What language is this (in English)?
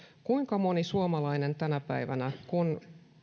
Finnish